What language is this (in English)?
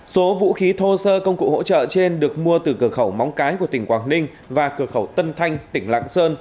Vietnamese